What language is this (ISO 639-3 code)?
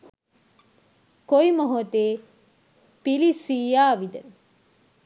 sin